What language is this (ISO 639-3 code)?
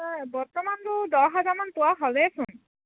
asm